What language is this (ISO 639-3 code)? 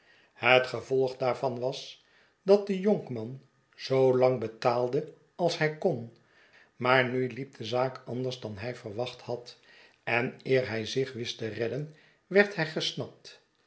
nld